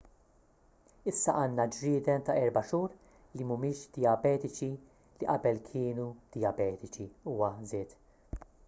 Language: Maltese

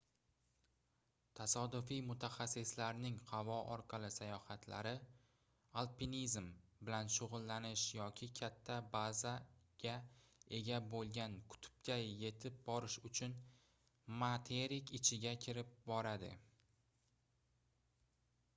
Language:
Uzbek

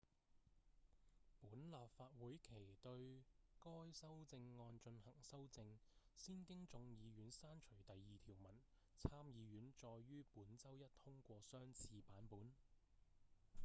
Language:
Cantonese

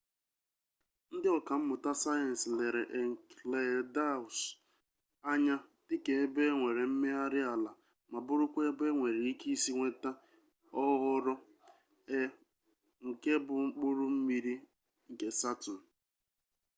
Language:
Igbo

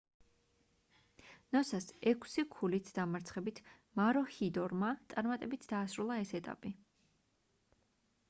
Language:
Georgian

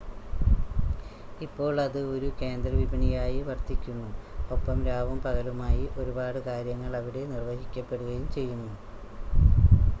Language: Malayalam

